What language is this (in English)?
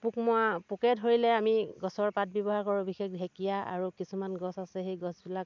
Assamese